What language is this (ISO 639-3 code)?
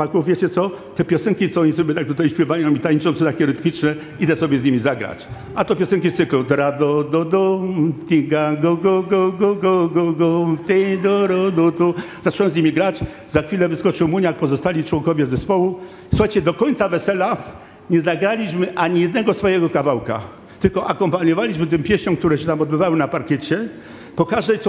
pol